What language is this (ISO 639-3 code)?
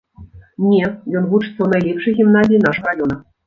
bel